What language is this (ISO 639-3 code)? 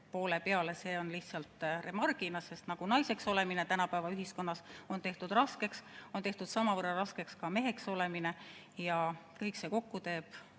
est